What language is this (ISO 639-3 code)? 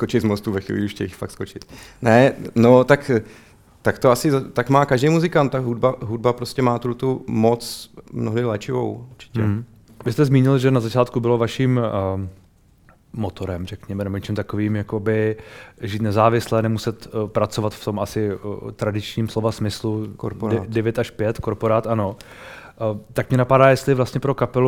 ces